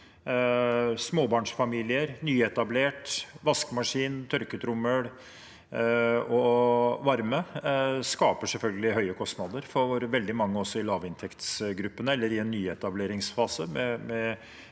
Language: Norwegian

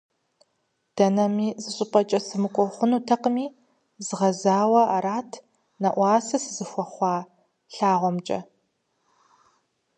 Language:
Kabardian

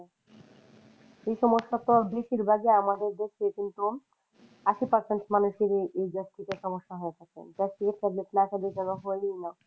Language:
Bangla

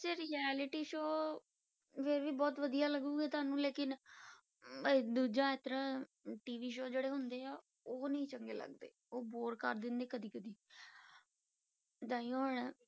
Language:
Punjabi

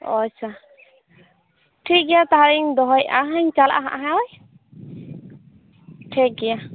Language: Santali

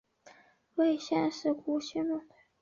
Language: Chinese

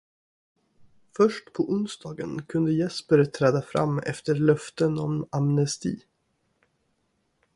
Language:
Swedish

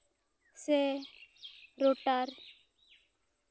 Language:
Santali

